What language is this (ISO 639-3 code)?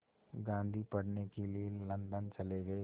hin